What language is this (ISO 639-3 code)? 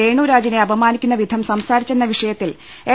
mal